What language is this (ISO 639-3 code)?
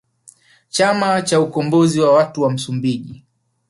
swa